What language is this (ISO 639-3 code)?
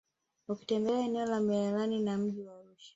swa